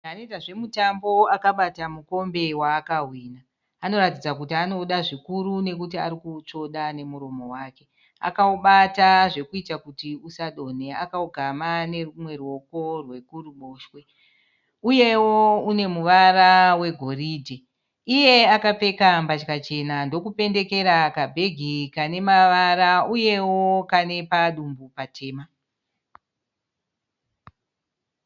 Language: Shona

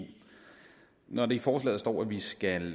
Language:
Danish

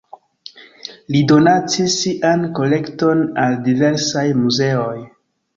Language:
Esperanto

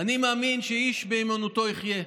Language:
Hebrew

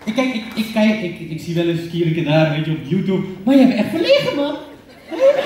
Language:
Dutch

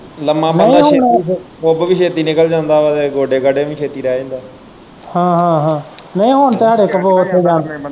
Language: Punjabi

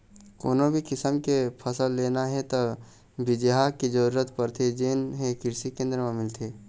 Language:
Chhattisgarhi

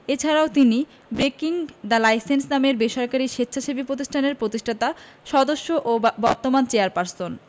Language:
Bangla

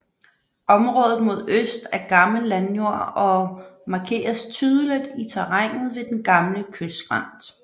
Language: Danish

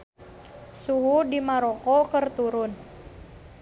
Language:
Sundanese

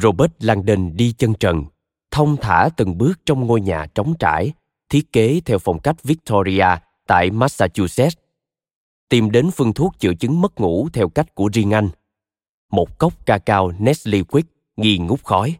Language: Vietnamese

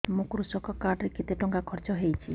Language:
Odia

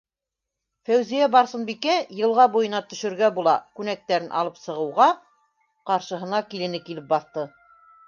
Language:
Bashkir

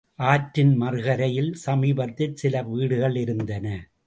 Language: Tamil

